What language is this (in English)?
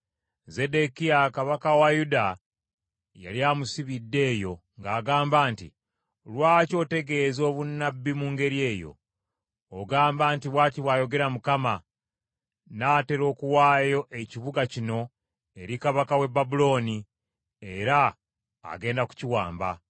Ganda